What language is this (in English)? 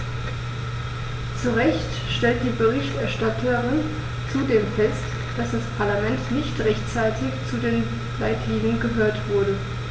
German